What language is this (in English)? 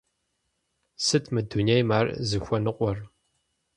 Kabardian